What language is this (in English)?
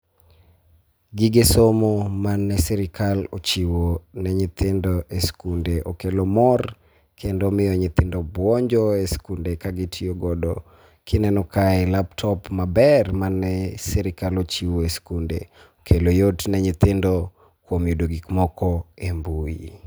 Luo (Kenya and Tanzania)